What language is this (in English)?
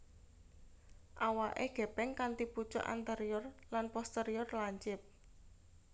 Javanese